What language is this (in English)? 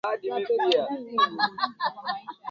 Swahili